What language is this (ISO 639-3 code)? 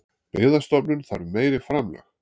isl